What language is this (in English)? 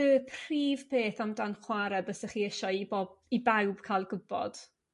Welsh